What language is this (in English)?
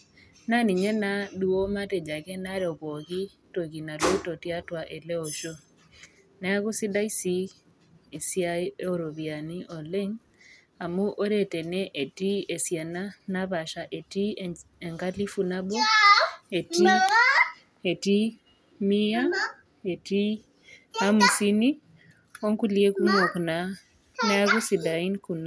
Masai